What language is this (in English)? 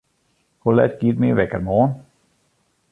Western Frisian